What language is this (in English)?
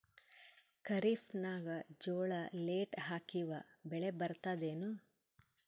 Kannada